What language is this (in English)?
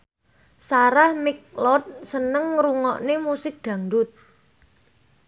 Javanese